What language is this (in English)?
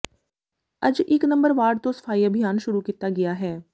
Punjabi